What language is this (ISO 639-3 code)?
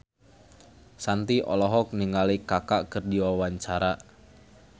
sun